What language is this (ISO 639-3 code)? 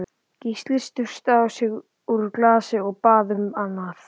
isl